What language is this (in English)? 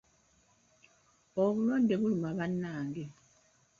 Ganda